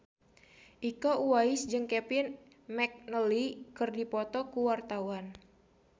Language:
Sundanese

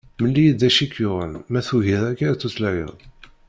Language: Kabyle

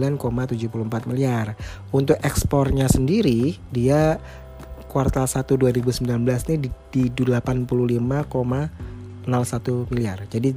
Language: Indonesian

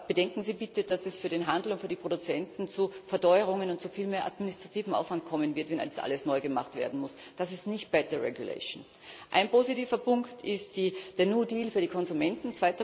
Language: German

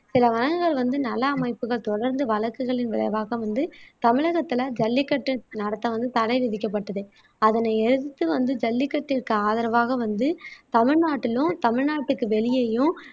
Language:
Tamil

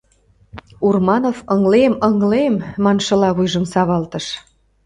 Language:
Mari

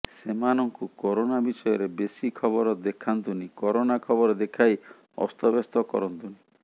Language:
Odia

